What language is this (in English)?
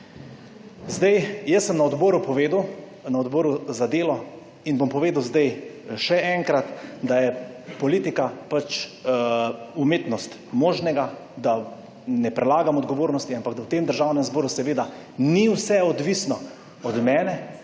Slovenian